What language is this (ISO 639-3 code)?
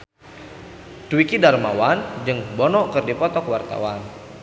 sun